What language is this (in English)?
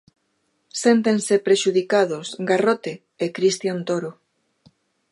Galician